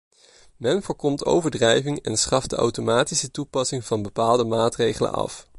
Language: Dutch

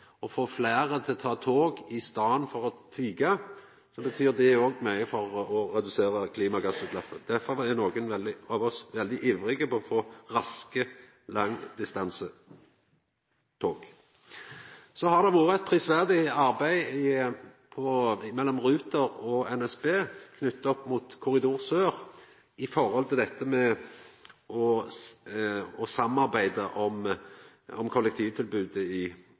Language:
Norwegian Nynorsk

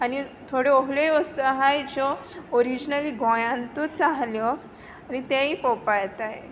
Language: Konkani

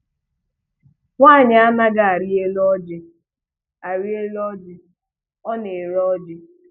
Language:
Igbo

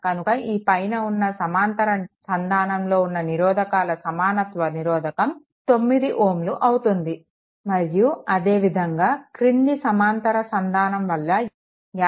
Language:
Telugu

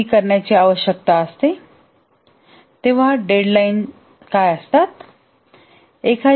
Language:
Marathi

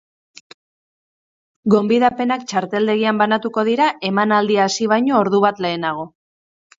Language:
Basque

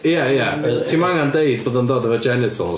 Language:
Welsh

